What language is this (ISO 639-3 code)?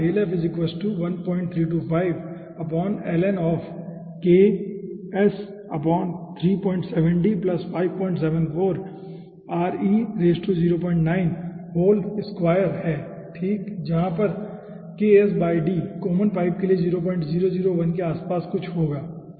hin